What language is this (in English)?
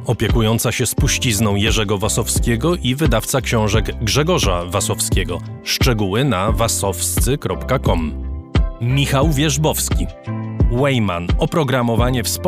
Polish